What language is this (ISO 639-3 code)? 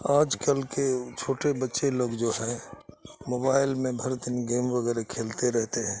urd